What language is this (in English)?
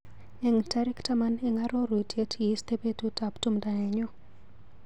Kalenjin